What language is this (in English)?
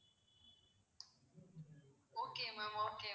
Tamil